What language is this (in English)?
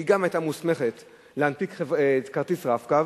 Hebrew